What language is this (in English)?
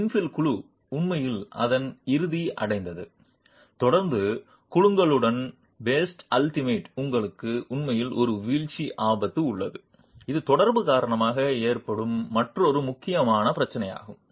Tamil